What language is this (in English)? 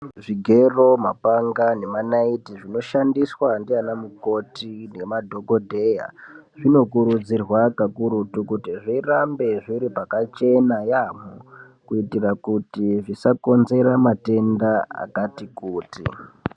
Ndau